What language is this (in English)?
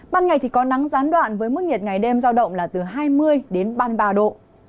Vietnamese